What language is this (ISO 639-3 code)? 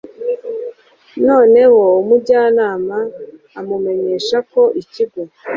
kin